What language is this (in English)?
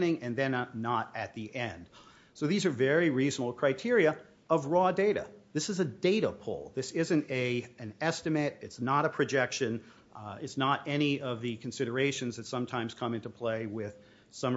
English